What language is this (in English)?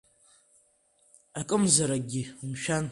Abkhazian